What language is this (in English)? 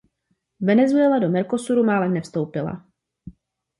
Czech